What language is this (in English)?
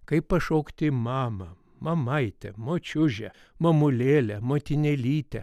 Lithuanian